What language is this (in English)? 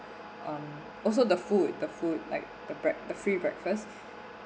English